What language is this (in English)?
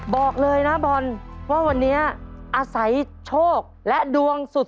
Thai